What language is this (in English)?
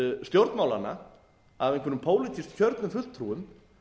Icelandic